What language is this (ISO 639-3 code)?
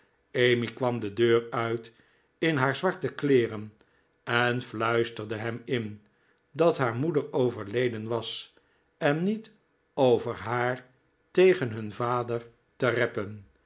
nld